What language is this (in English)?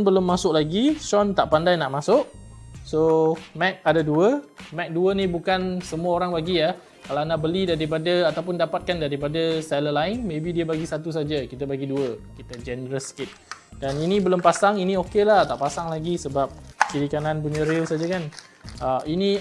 Malay